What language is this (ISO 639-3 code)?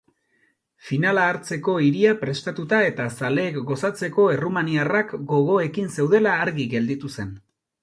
eus